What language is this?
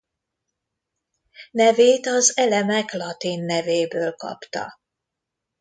Hungarian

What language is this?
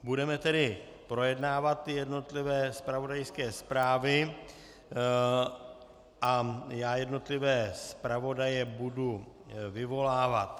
Czech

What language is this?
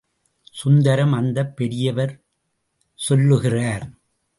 Tamil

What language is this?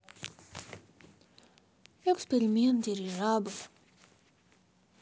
Russian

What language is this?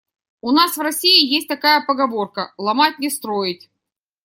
Russian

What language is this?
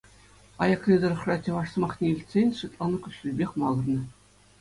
Chuvash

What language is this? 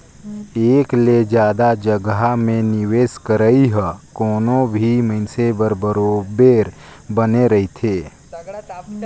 Chhattisgarhi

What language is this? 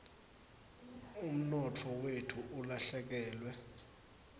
Swati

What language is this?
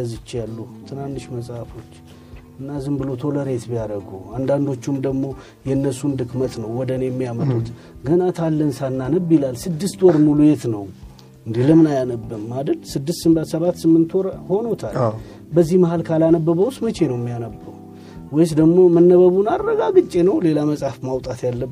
Amharic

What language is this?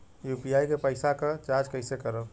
Bhojpuri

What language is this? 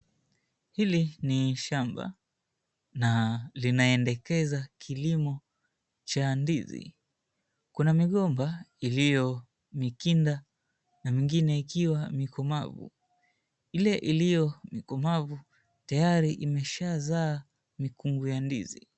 Swahili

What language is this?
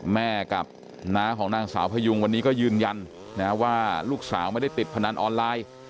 Thai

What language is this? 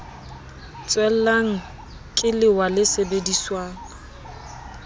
Southern Sotho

